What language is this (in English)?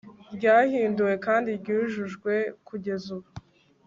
Kinyarwanda